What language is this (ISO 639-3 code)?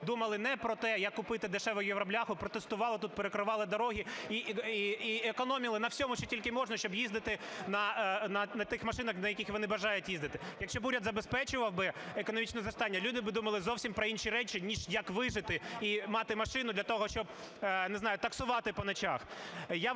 ukr